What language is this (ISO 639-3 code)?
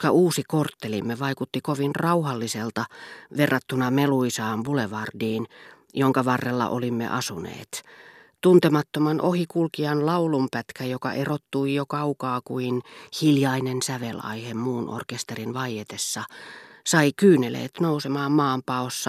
fin